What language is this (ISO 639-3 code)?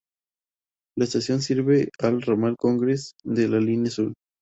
spa